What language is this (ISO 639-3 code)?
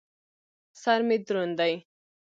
pus